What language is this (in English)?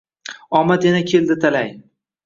Uzbek